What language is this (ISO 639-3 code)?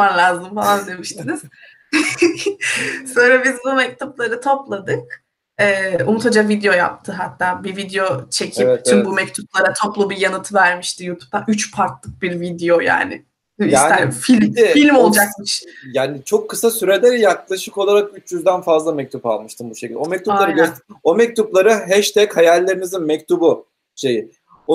tur